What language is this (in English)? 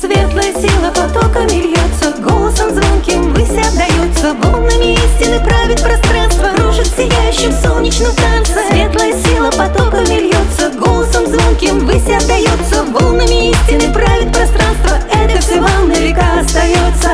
Russian